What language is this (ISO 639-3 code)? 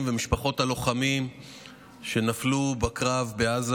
heb